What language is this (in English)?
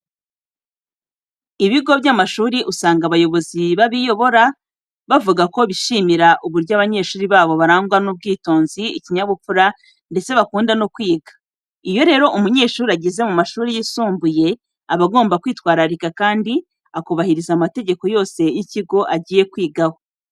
Kinyarwanda